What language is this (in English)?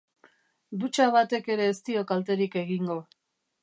Basque